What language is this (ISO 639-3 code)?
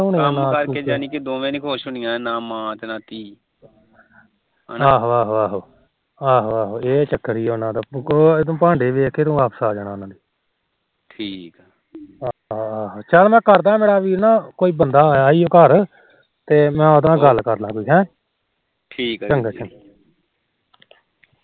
pan